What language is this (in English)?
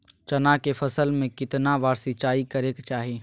Magahi